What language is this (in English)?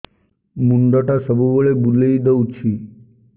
Odia